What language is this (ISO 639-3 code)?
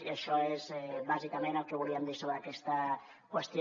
cat